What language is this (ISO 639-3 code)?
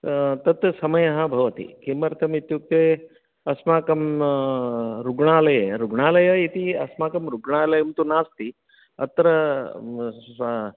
san